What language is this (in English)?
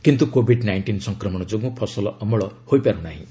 Odia